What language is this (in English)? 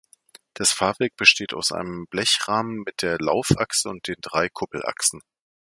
German